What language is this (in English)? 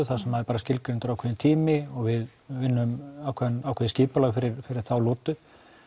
Icelandic